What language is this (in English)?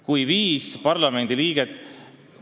Estonian